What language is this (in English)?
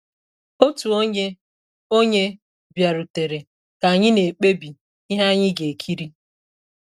Igbo